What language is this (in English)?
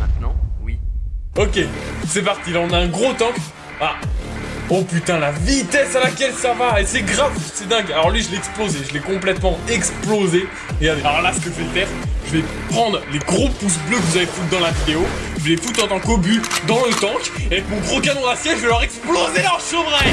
French